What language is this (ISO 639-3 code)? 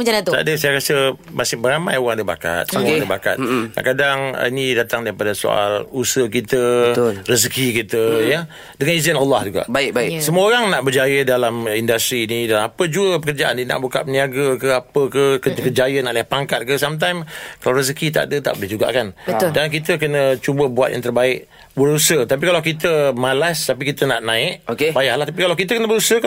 msa